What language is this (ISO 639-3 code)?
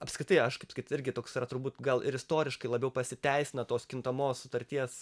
lit